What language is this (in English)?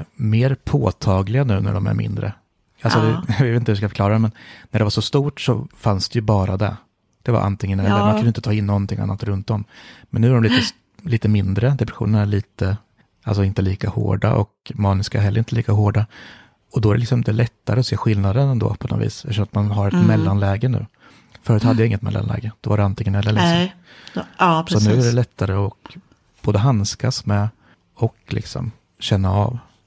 Swedish